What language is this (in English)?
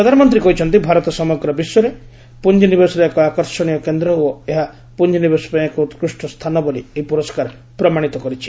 Odia